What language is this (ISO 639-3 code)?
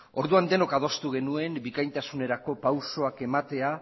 eus